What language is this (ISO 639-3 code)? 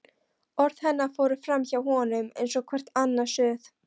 isl